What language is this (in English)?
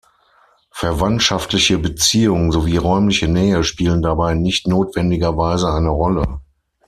German